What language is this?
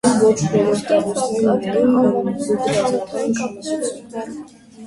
Armenian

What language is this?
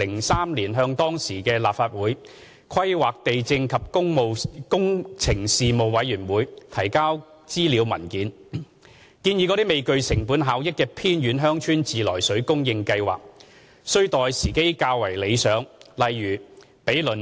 Cantonese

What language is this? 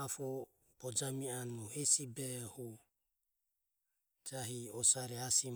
Ömie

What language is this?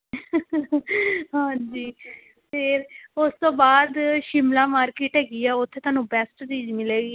Punjabi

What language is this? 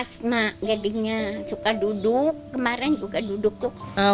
Indonesian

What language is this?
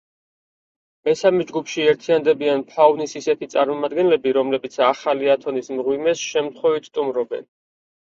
Georgian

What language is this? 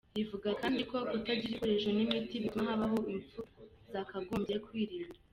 Kinyarwanda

